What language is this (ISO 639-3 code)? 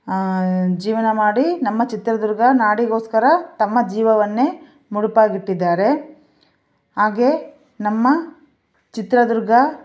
kan